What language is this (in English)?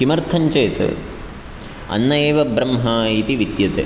Sanskrit